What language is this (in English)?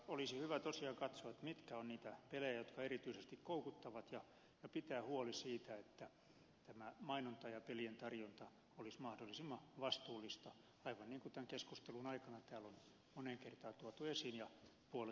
Finnish